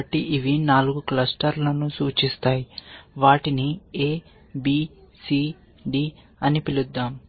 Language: Telugu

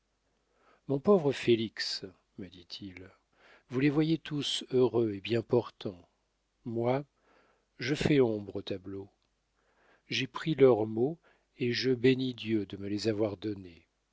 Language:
French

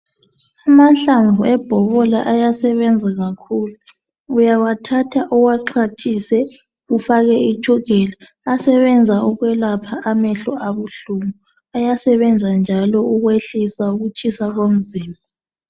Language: North Ndebele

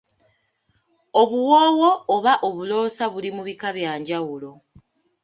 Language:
Ganda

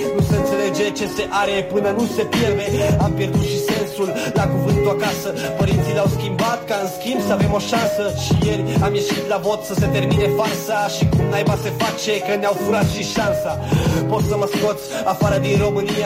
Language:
Romanian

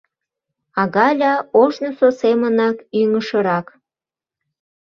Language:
Mari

